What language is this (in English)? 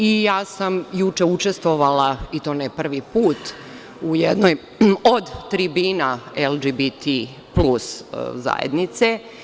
Serbian